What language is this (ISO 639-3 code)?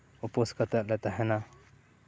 sat